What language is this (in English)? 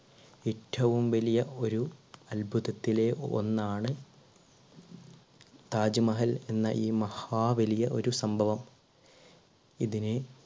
Malayalam